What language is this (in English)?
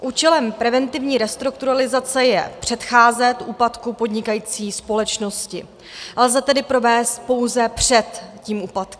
Czech